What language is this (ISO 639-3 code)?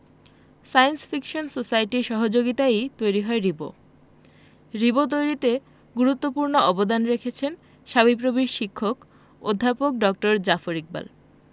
ben